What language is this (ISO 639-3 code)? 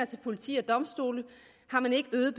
dan